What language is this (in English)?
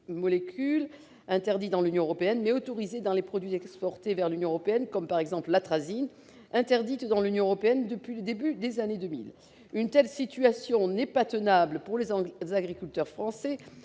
French